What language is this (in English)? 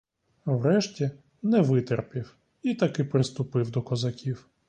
Ukrainian